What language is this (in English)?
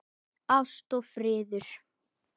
Icelandic